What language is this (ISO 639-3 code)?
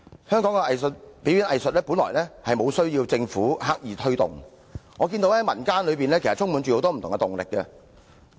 yue